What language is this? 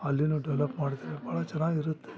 Kannada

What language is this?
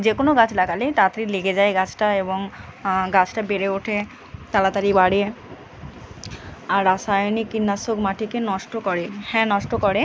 Bangla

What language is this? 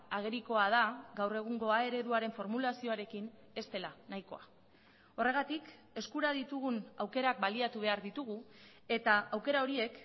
Basque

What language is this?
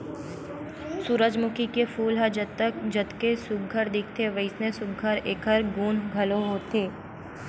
Chhattisgarhi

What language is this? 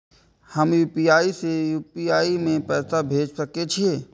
Maithili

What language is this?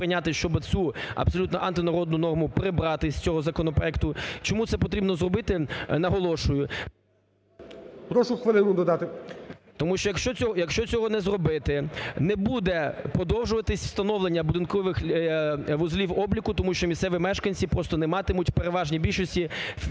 Ukrainian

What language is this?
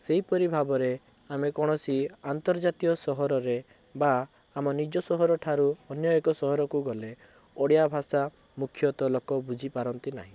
Odia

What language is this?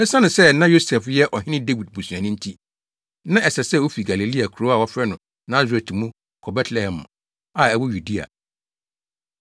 Akan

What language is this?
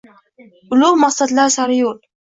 Uzbek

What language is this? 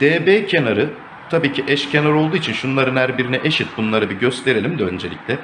Turkish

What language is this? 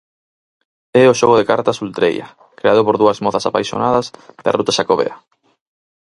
Galician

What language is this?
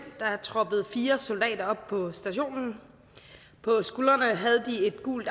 Danish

